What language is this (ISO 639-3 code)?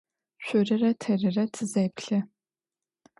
ady